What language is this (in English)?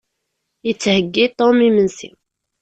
Kabyle